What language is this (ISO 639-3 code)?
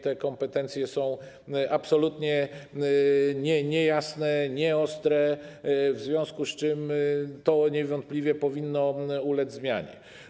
pol